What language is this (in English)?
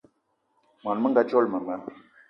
Eton (Cameroon)